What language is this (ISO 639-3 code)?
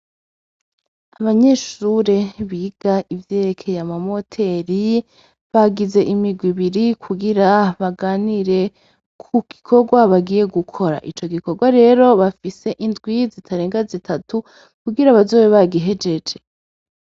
run